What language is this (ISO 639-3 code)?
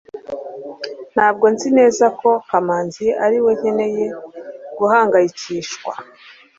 kin